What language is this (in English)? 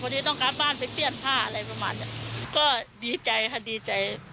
Thai